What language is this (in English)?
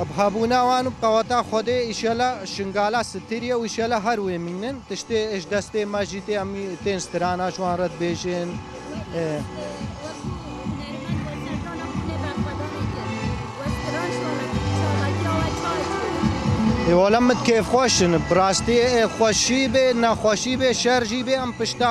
Turkish